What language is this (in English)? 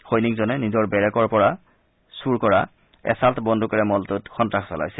Assamese